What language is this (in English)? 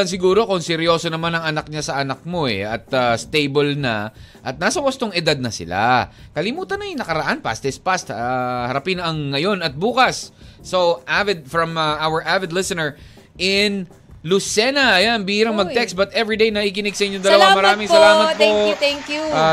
Filipino